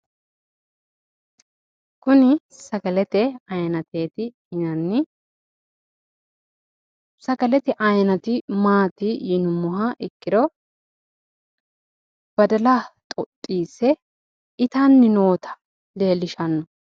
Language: Sidamo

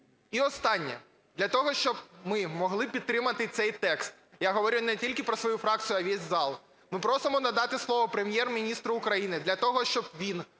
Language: Ukrainian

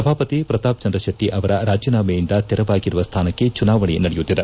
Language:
Kannada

